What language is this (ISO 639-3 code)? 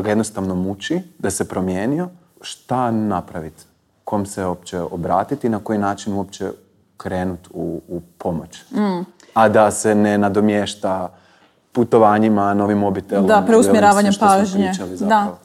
hrv